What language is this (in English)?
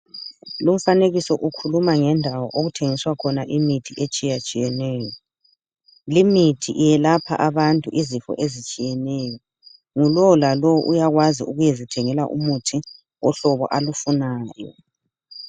North Ndebele